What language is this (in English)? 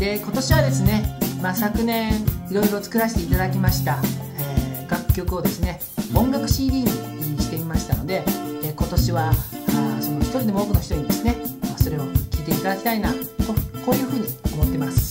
Japanese